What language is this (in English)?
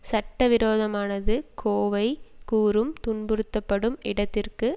Tamil